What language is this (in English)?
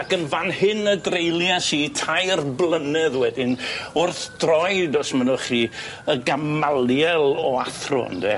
Welsh